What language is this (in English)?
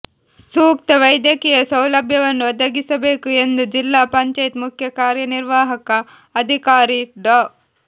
Kannada